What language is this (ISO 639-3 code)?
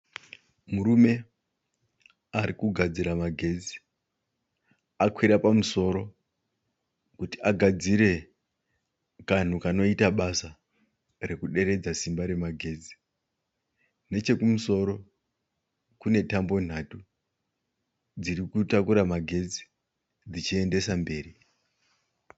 sna